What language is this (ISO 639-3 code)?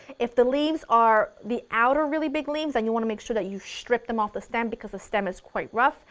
eng